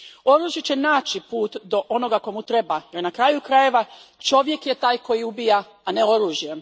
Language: Croatian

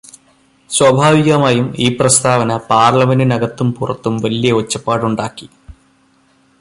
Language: Malayalam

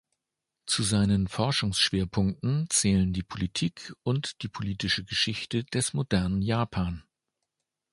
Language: German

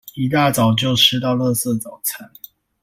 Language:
Chinese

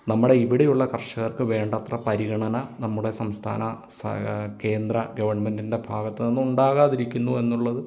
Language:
Malayalam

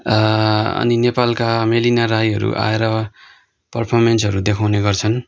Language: Nepali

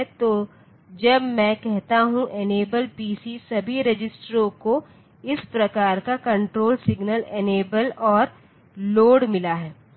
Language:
Hindi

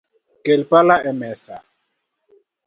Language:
Luo (Kenya and Tanzania)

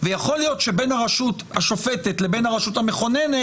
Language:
Hebrew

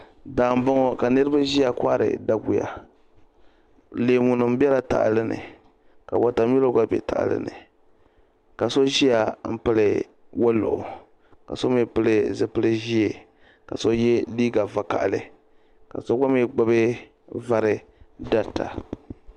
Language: Dagbani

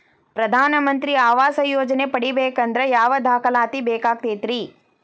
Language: Kannada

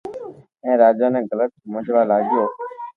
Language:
Loarki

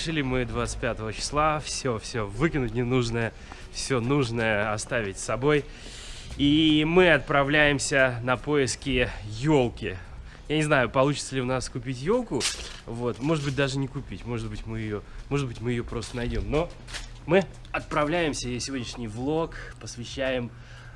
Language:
Russian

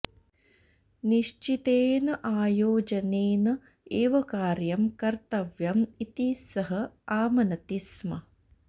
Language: Sanskrit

